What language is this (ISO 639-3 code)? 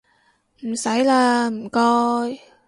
yue